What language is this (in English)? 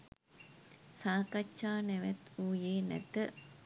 Sinhala